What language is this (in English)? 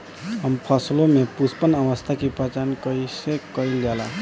Bhojpuri